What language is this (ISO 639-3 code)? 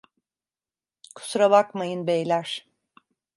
tur